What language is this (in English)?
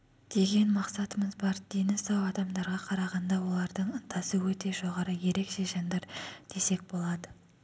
Kazakh